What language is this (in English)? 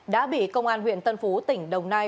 Vietnamese